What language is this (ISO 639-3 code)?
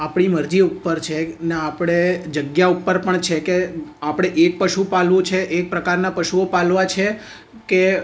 guj